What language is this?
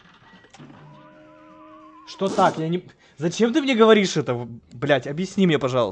Russian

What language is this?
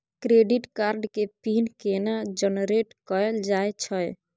Maithili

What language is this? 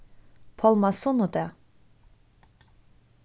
Faroese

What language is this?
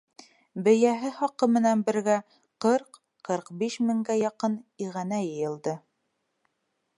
Bashkir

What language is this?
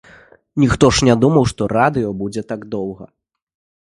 Belarusian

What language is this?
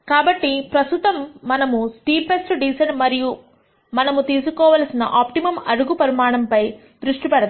Telugu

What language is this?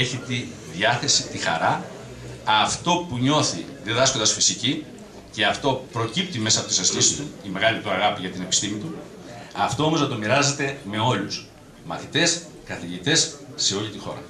Greek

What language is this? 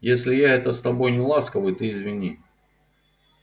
Russian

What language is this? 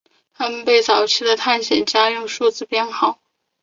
Chinese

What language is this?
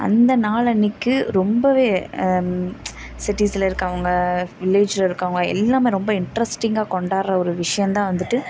Tamil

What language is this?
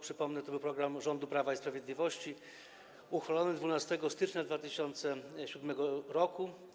Polish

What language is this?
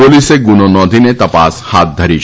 Gujarati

